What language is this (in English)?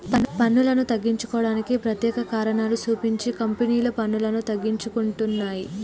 Telugu